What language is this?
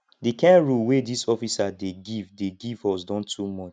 Nigerian Pidgin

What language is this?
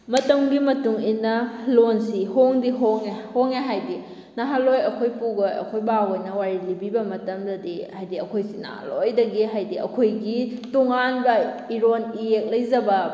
Manipuri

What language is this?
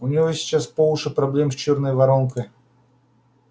Russian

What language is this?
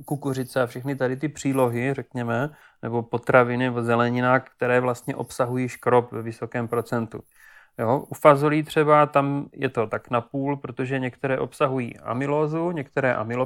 Czech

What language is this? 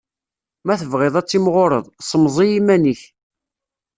Kabyle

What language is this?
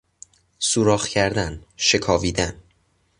Persian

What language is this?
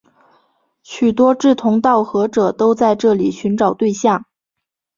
Chinese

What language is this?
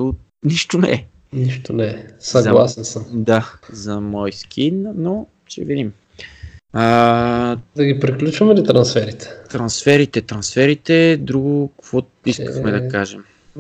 Bulgarian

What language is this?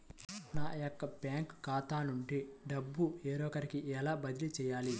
Telugu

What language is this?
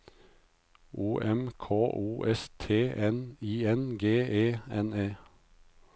Norwegian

